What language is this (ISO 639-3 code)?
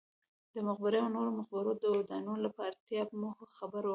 pus